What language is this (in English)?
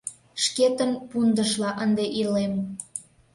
Mari